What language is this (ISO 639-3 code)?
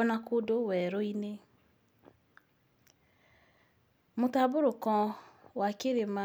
kik